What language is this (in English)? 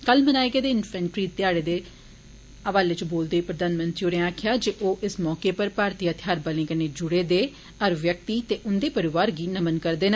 Dogri